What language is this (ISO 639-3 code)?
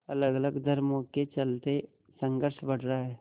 hin